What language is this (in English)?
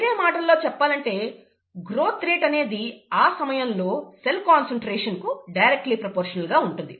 Telugu